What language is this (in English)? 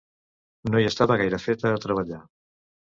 Catalan